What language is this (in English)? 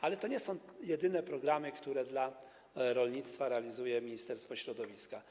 Polish